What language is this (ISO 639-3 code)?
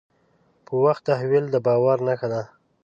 pus